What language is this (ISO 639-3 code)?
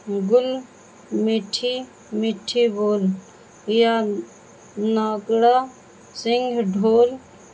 urd